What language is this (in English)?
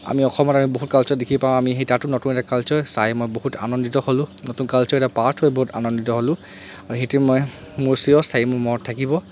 Assamese